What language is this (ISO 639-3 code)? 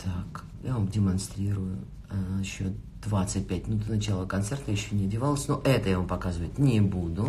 rus